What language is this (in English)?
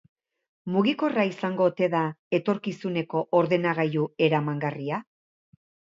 Basque